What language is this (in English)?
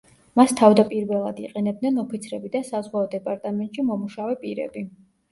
Georgian